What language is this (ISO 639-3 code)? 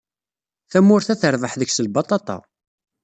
kab